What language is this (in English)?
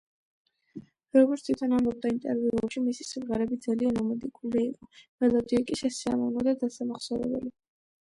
Georgian